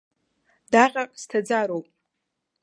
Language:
Abkhazian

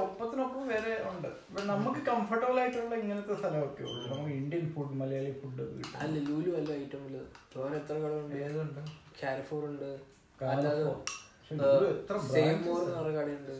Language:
Malayalam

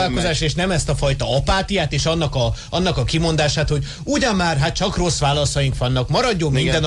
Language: Hungarian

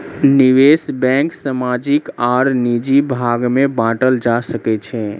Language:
Maithili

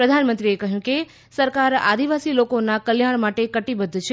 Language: Gujarati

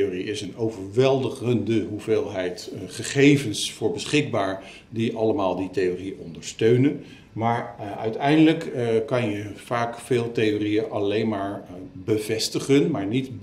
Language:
Dutch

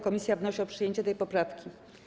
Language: Polish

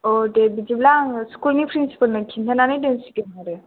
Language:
Bodo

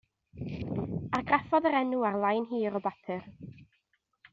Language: Welsh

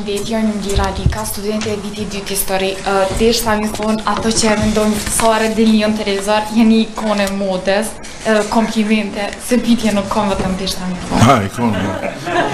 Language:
Romanian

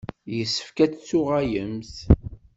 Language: Kabyle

